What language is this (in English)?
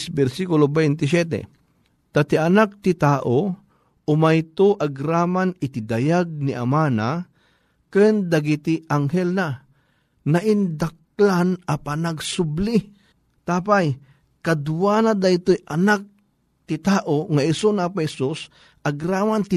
Filipino